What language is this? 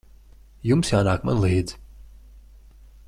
Latvian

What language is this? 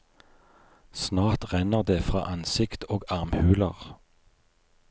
Norwegian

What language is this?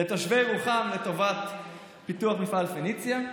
Hebrew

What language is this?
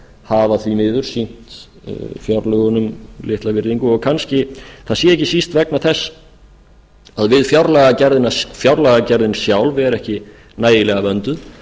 Icelandic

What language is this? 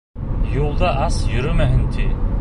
Bashkir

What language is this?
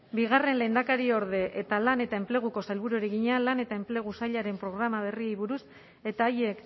Basque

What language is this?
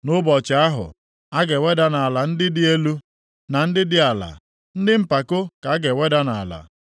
Igbo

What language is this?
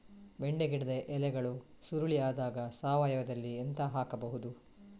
Kannada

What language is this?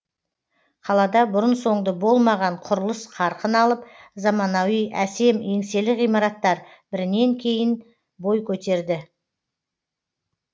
Kazakh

